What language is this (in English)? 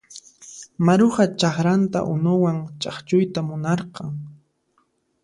Puno Quechua